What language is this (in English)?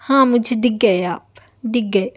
Urdu